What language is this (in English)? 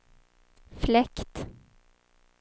Swedish